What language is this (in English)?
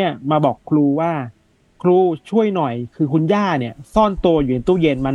Thai